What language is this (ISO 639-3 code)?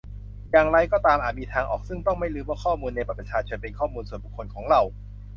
tha